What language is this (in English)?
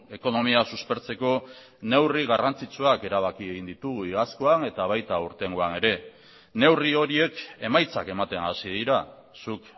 Basque